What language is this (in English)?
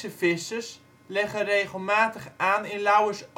Dutch